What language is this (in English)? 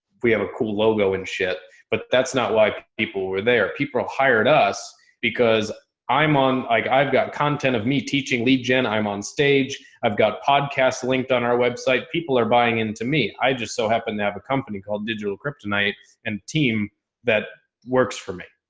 English